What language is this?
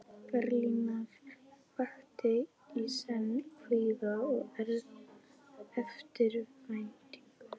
Icelandic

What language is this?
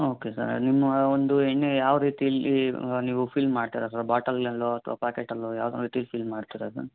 Kannada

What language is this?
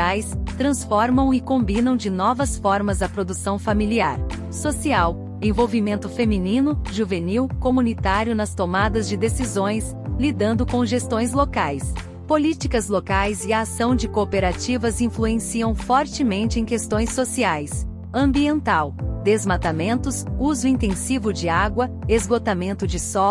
Portuguese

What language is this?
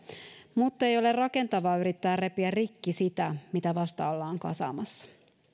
Finnish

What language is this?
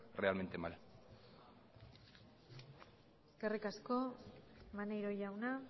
Basque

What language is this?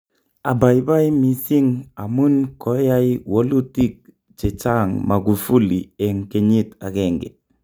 Kalenjin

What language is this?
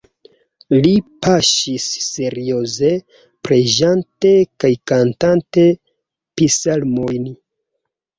Esperanto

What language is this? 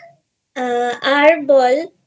Bangla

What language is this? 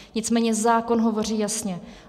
Czech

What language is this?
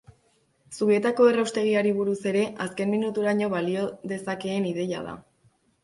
Basque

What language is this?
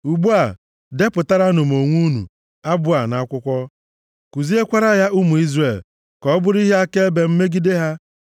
Igbo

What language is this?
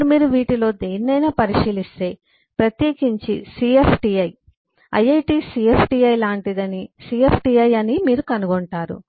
Telugu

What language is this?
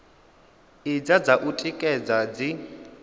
Venda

